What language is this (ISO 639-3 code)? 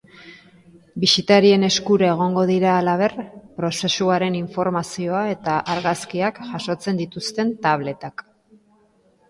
eus